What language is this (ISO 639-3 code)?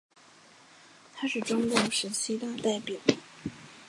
zho